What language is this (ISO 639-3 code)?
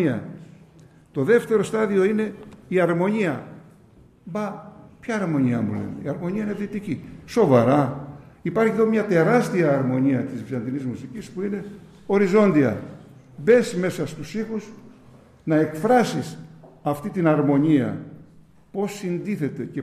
ell